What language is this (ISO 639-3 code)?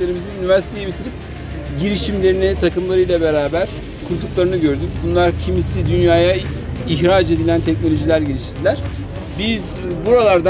tur